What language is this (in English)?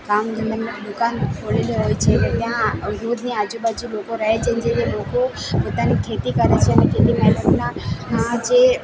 Gujarati